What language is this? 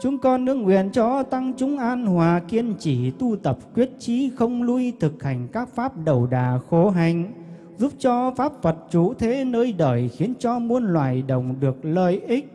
Vietnamese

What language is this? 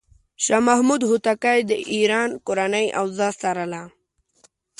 Pashto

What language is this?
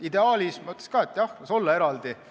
Estonian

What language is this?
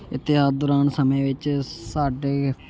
Punjabi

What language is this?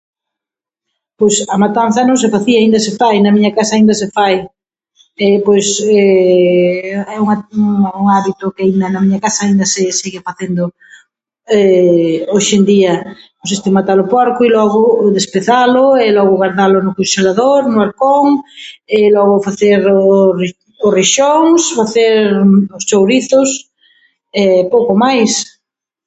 Galician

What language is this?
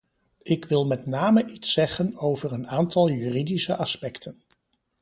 Dutch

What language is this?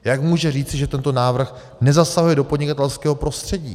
Czech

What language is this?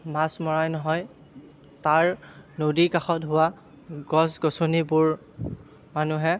Assamese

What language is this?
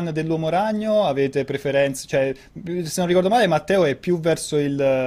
Italian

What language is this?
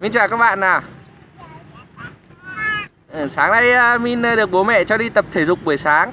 Vietnamese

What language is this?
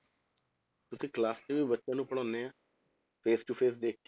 Punjabi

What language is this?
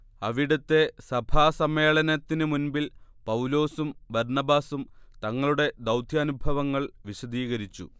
Malayalam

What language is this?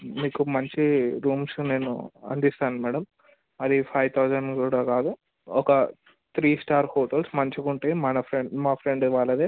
Telugu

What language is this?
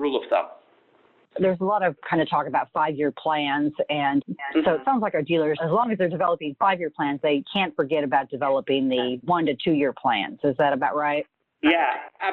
English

